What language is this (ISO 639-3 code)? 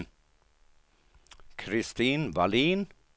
swe